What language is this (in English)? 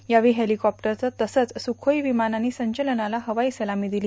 Marathi